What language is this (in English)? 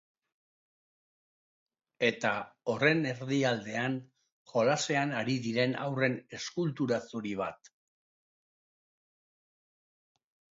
Basque